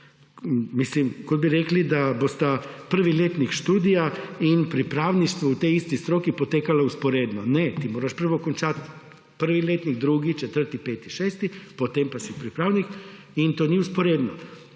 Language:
Slovenian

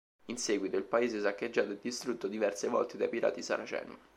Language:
Italian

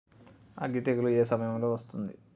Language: Telugu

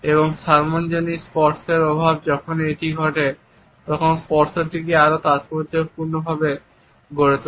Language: Bangla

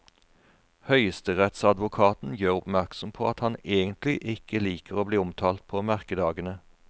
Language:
Norwegian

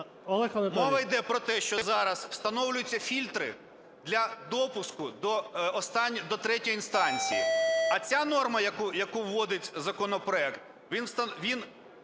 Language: Ukrainian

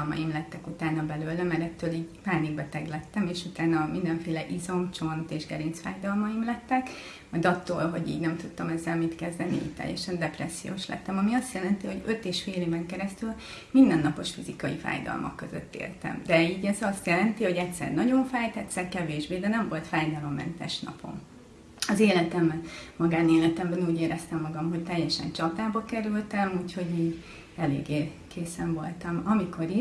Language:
Hungarian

